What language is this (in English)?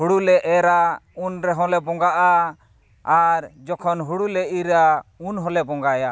Santali